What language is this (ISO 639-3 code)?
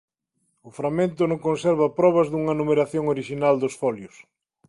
glg